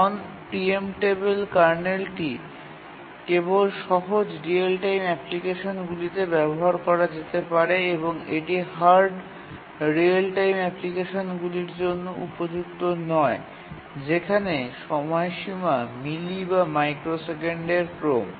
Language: Bangla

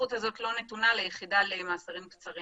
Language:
Hebrew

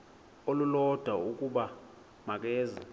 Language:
Xhosa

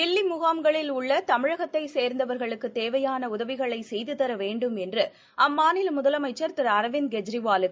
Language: Tamil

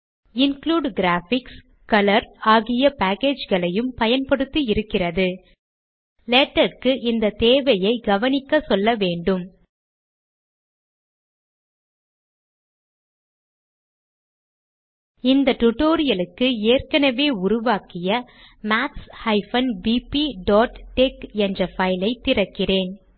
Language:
Tamil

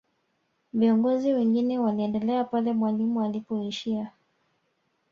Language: Swahili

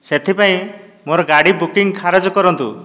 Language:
Odia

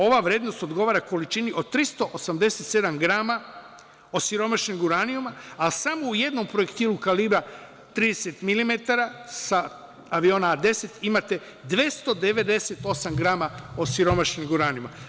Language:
Serbian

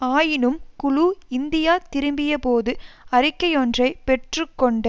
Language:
Tamil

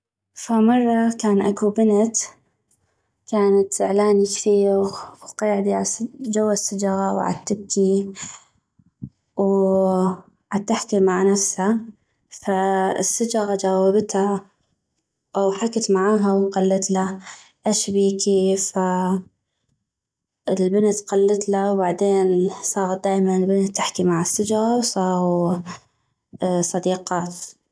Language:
North Mesopotamian Arabic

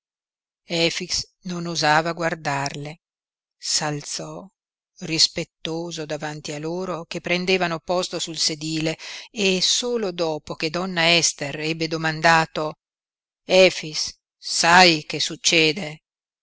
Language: Italian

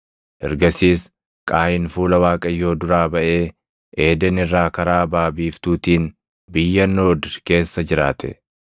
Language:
Oromo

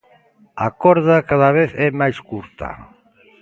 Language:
Galician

